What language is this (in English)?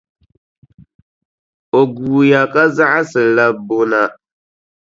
Dagbani